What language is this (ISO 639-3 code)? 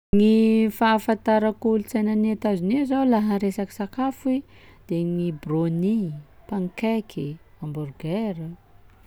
skg